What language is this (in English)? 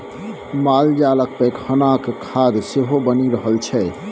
Maithili